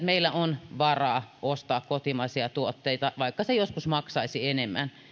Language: Finnish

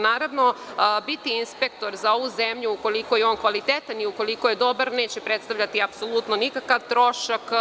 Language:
Serbian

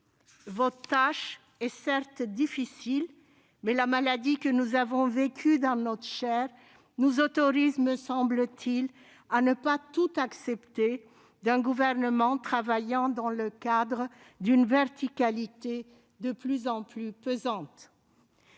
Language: French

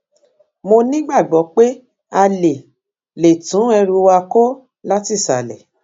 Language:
Yoruba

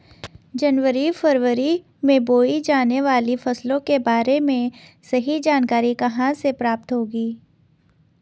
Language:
Hindi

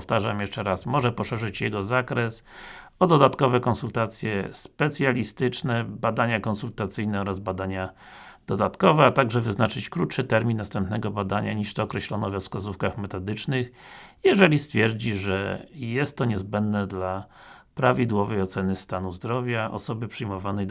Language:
Polish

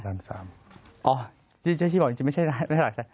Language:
Thai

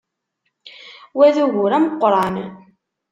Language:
Kabyle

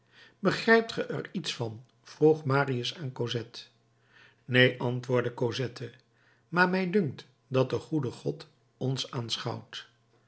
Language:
Dutch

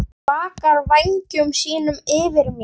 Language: Icelandic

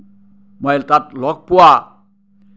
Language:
Assamese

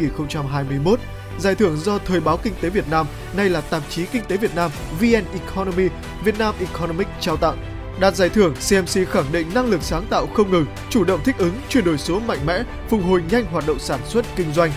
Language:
Vietnamese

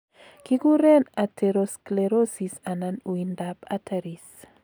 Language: Kalenjin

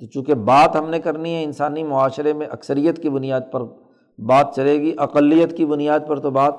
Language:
Urdu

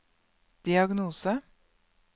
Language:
Norwegian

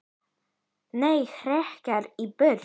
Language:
Icelandic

